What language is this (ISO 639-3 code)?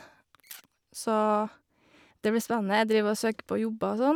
nor